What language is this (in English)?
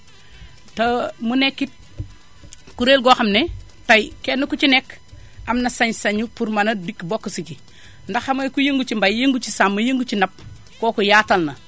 Wolof